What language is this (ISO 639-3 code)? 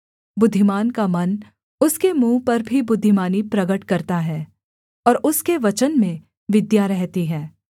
hin